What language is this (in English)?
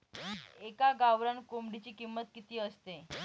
Marathi